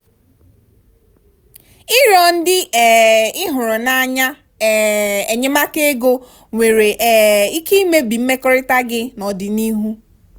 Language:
Igbo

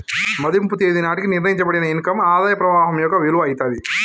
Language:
Telugu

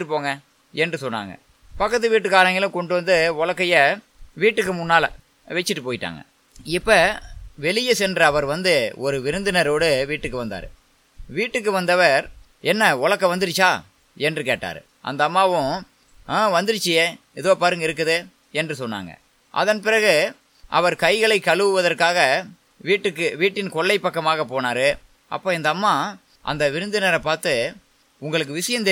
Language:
Tamil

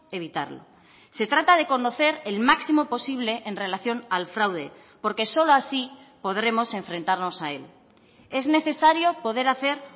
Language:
Spanish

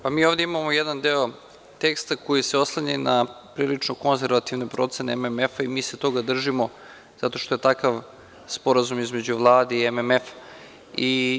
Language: Serbian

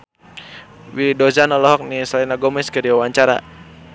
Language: Sundanese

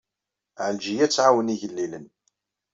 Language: Kabyle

